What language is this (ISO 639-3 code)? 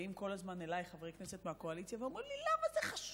heb